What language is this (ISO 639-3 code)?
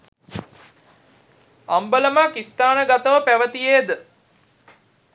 sin